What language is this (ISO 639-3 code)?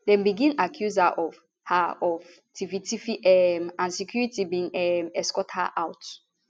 pcm